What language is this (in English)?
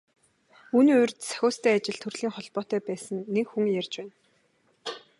Mongolian